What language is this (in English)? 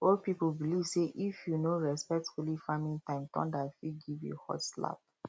Nigerian Pidgin